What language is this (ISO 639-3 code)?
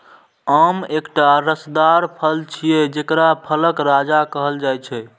mai